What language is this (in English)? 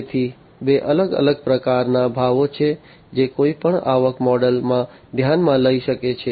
Gujarati